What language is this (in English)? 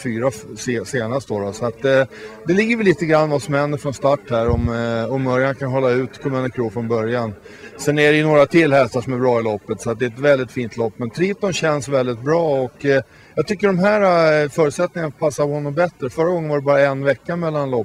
Swedish